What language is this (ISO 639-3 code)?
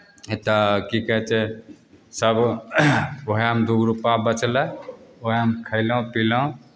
mai